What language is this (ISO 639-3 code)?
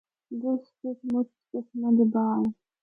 hno